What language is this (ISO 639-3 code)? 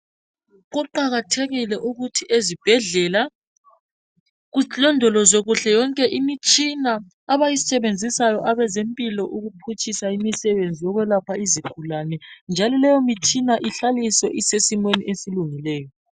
nde